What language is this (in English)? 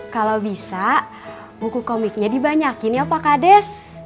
Indonesian